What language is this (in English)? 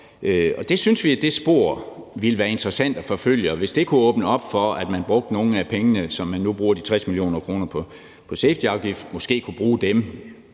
Danish